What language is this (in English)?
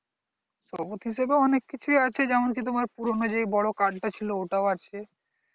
Bangla